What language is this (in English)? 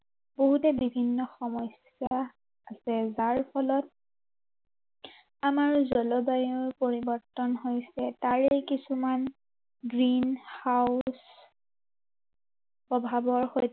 Assamese